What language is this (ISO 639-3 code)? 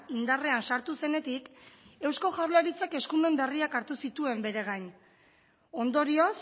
eus